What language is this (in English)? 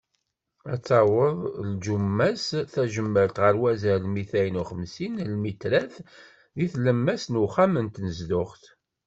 Kabyle